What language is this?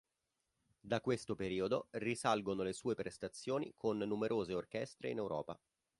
Italian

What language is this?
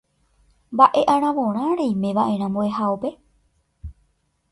Guarani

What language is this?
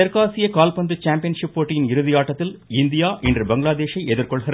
Tamil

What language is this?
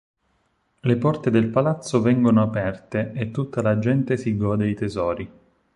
Italian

